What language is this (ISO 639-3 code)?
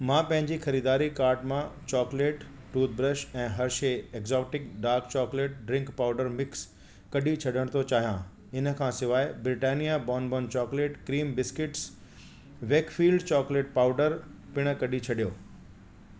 snd